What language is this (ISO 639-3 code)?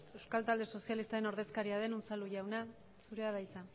eus